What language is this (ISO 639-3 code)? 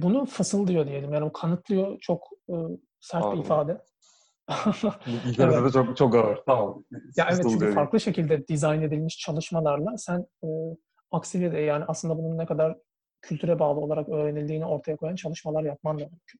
tur